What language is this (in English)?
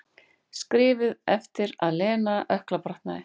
Icelandic